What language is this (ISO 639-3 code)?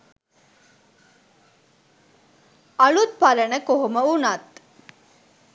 sin